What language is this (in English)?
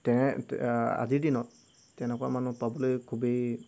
Assamese